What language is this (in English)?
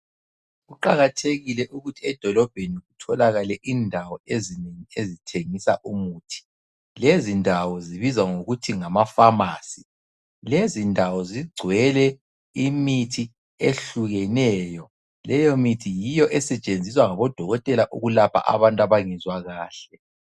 North Ndebele